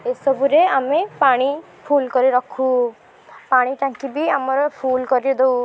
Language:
Odia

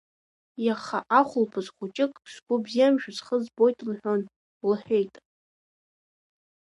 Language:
Abkhazian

